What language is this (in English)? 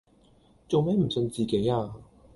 Cantonese